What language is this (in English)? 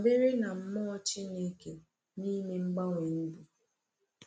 Igbo